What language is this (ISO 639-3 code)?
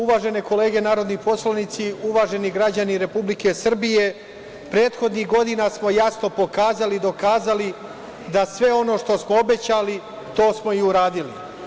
srp